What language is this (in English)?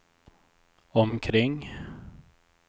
Swedish